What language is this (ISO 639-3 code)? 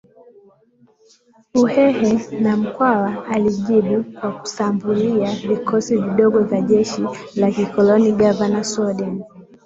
swa